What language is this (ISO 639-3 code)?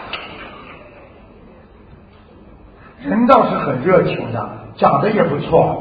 zho